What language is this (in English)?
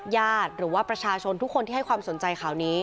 Thai